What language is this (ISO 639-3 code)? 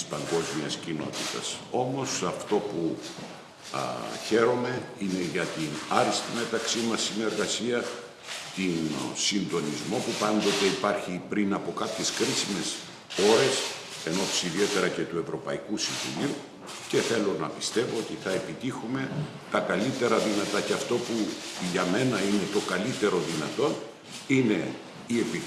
ell